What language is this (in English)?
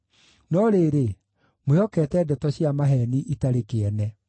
Kikuyu